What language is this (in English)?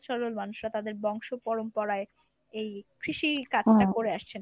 Bangla